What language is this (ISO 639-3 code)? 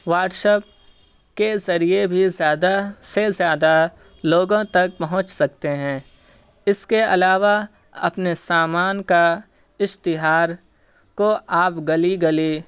urd